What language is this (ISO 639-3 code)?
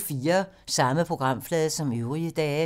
dan